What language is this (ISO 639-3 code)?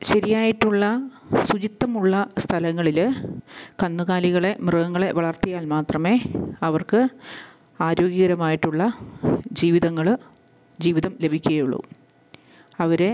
mal